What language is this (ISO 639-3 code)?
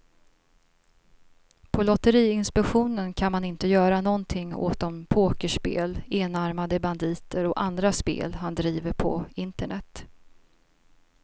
swe